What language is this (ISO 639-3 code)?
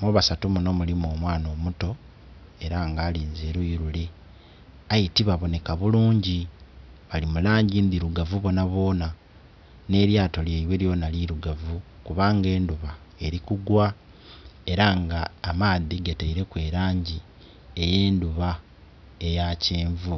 xog